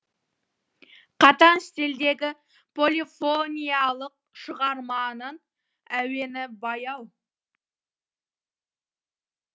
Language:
Kazakh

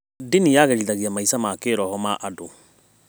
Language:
Kikuyu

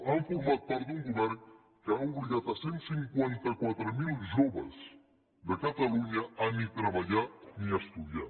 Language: Catalan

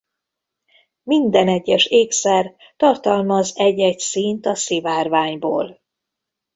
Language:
Hungarian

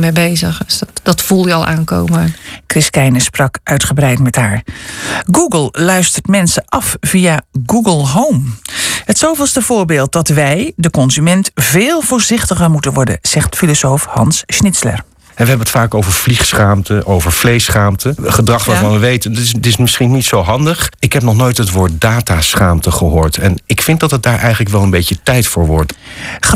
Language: Dutch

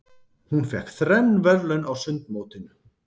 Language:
Icelandic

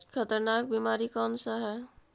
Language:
Magahi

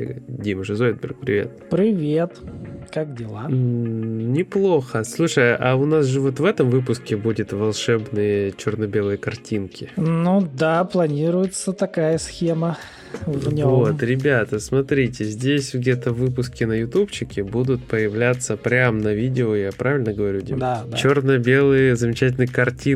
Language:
Russian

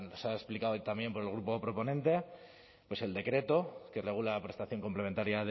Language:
Spanish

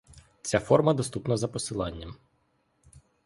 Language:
Ukrainian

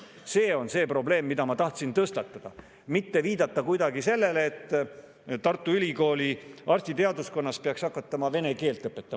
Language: Estonian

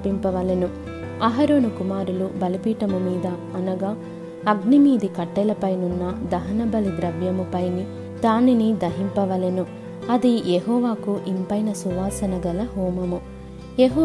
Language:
Telugu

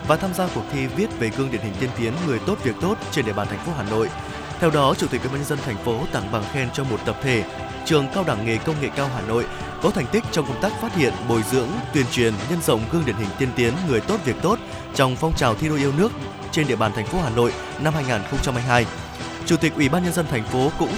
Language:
Vietnamese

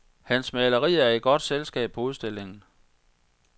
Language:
Danish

